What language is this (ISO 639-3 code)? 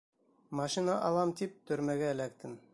bak